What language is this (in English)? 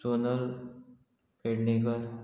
Konkani